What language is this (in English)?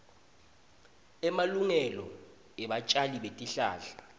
Swati